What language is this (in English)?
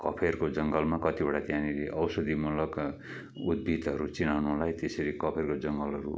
Nepali